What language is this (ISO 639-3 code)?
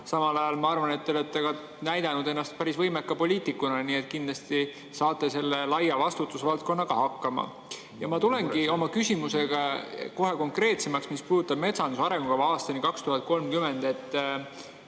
est